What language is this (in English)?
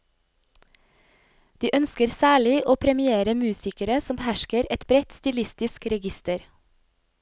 Norwegian